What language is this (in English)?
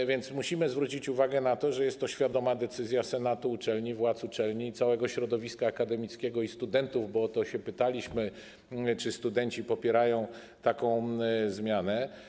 Polish